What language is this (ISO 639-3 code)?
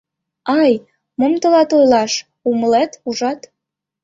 chm